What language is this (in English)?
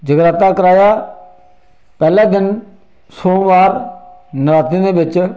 Dogri